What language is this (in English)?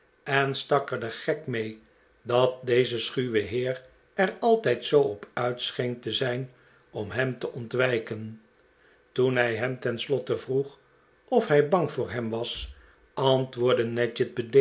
Dutch